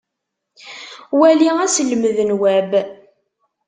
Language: Kabyle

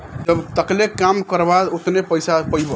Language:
Bhojpuri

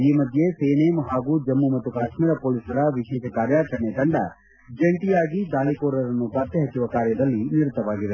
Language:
Kannada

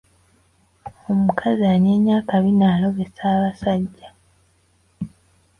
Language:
Ganda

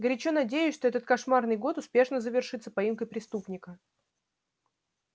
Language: Russian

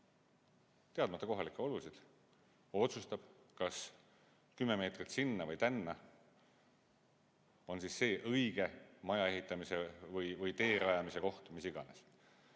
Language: Estonian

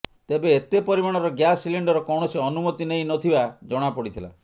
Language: Odia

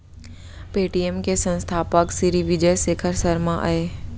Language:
Chhattisgarhi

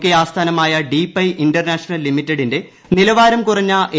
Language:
Malayalam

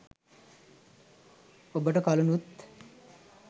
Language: Sinhala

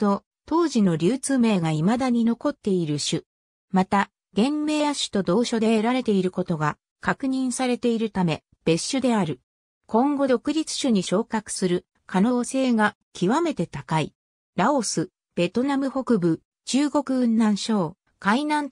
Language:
Japanese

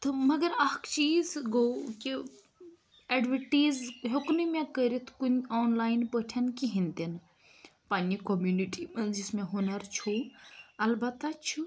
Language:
Kashmiri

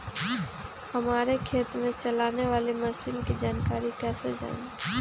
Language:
Magahi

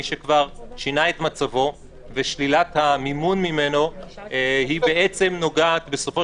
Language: Hebrew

